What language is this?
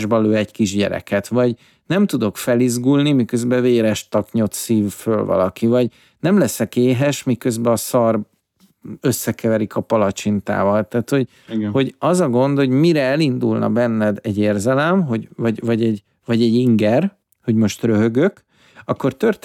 Hungarian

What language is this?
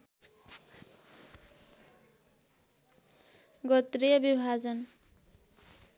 Nepali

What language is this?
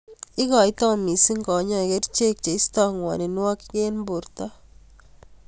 Kalenjin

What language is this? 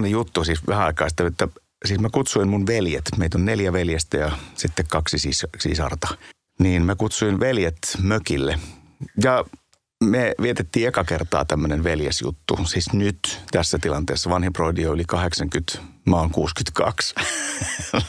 Finnish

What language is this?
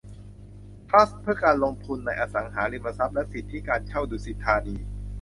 Thai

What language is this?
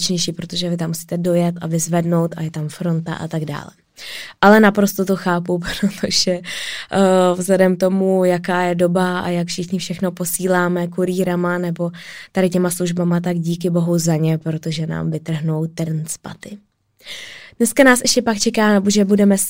Czech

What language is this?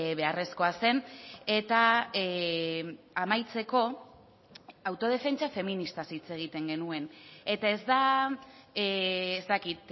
Basque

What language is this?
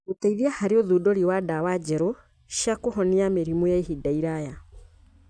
Kikuyu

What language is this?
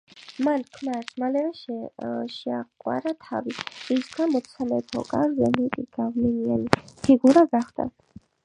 Georgian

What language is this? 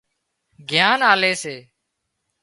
Wadiyara Koli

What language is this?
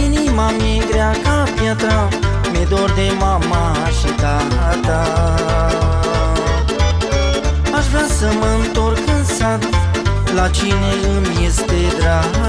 Romanian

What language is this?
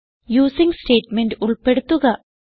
Malayalam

